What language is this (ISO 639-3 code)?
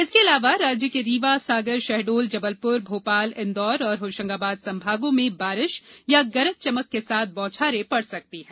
hin